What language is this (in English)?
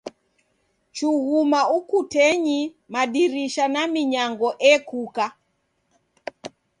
Taita